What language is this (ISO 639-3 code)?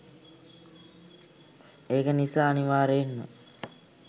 sin